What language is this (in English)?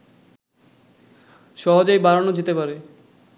Bangla